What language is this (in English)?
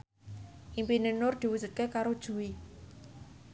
Javanese